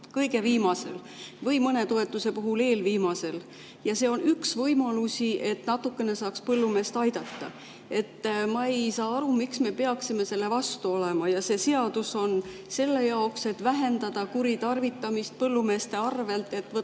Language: Estonian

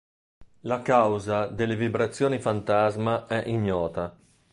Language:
Italian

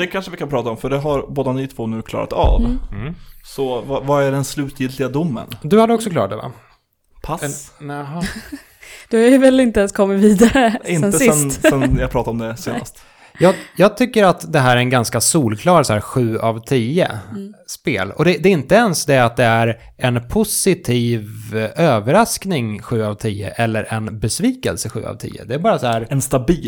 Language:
Swedish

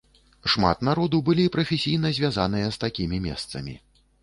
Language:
Belarusian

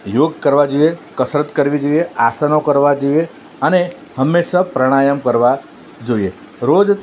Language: Gujarati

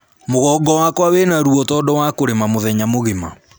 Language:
Kikuyu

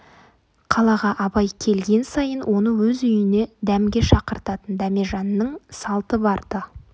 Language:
Kazakh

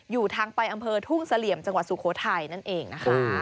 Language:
Thai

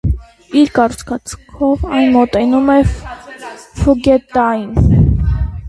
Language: Armenian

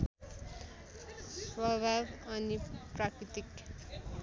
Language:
Nepali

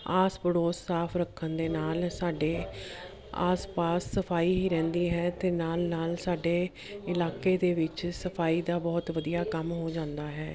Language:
Punjabi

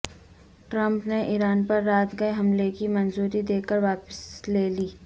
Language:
Urdu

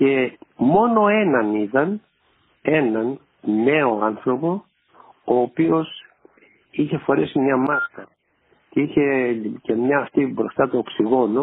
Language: Greek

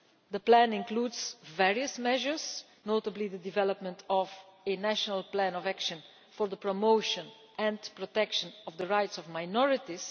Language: English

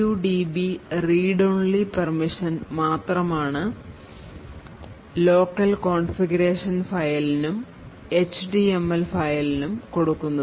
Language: Malayalam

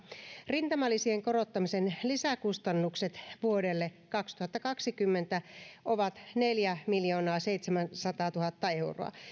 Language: Finnish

